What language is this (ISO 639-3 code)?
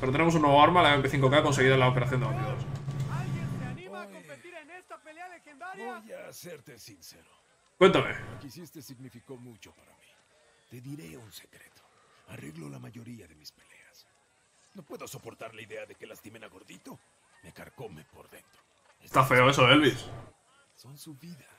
spa